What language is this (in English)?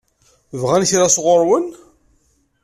Kabyle